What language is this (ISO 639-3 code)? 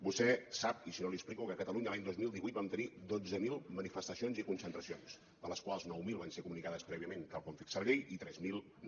cat